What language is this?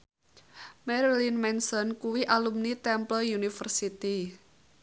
Javanese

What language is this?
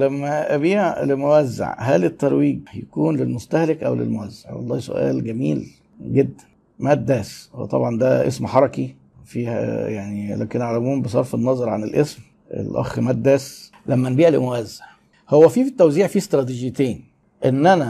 Arabic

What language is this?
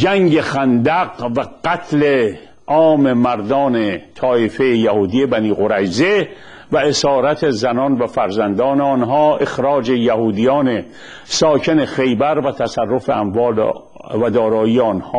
Persian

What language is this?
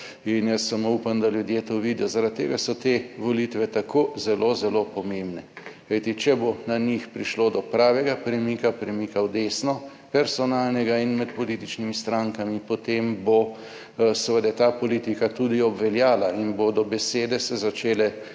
Slovenian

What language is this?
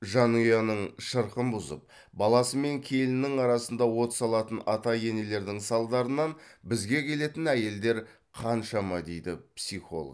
Kazakh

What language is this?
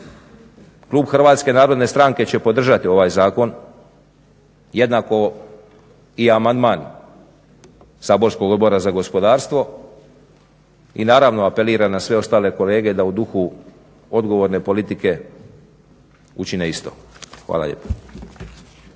Croatian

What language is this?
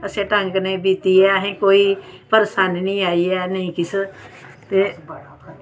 Dogri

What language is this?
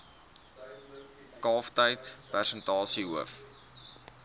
Afrikaans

